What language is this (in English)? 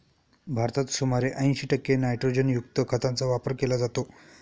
Marathi